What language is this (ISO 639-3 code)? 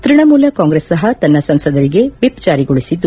kan